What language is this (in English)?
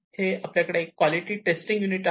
Marathi